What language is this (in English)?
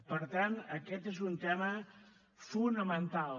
Catalan